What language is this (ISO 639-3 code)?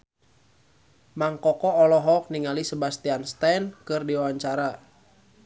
sun